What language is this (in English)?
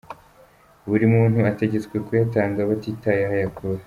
Kinyarwanda